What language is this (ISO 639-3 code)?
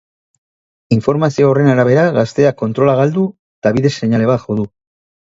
eus